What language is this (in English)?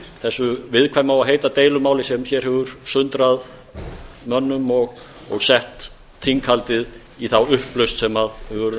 Icelandic